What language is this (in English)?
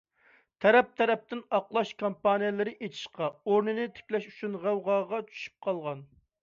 Uyghur